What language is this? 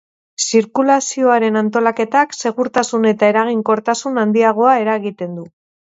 Basque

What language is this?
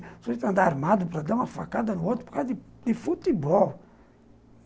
Portuguese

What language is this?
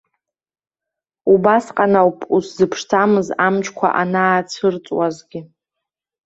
Abkhazian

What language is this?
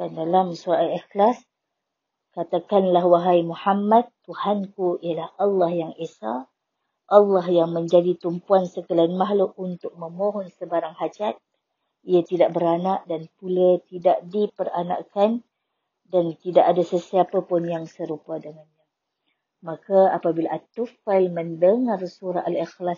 Malay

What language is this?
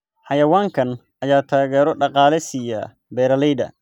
Somali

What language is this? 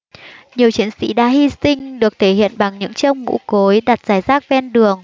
Vietnamese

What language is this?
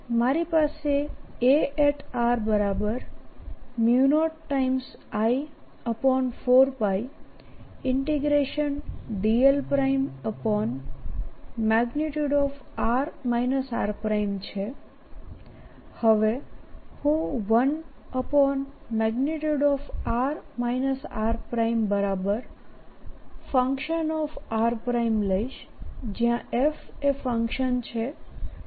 Gujarati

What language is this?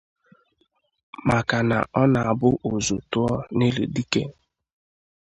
Igbo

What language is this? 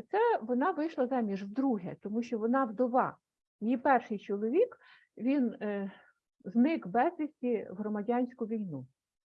Ukrainian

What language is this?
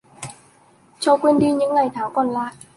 Vietnamese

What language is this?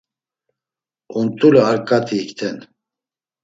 Laz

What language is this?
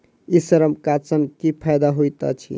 Maithili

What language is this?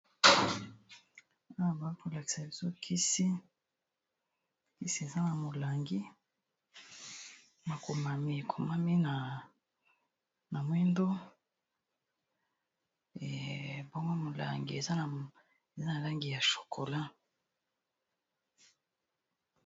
Lingala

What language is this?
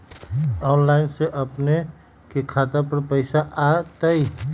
Magahi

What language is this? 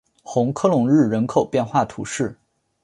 Chinese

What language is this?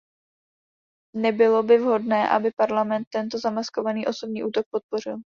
Czech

